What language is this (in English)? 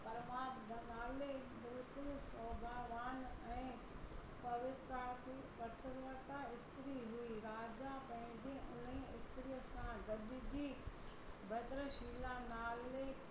Sindhi